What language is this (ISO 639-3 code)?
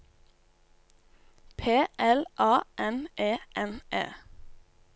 nor